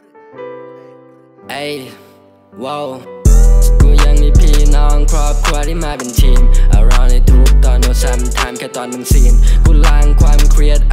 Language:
Indonesian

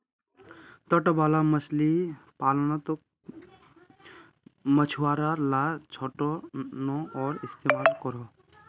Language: Magahi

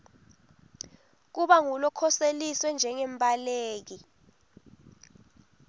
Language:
Swati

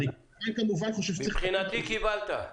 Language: Hebrew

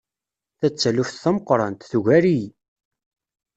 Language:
Kabyle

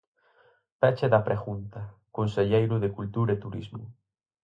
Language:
Galician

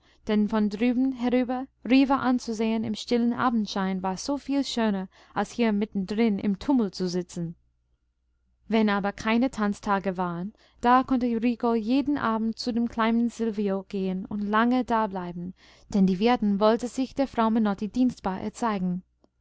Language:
German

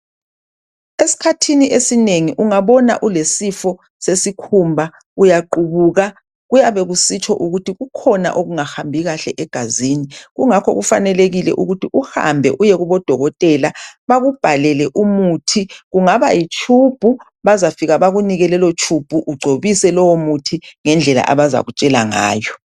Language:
North Ndebele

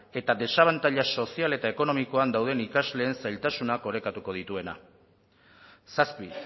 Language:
Basque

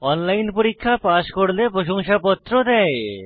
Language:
Bangla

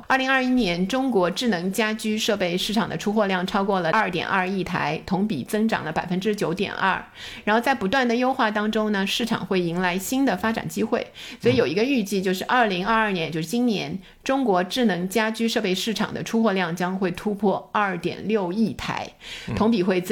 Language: Chinese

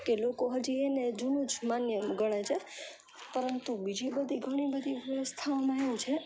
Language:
Gujarati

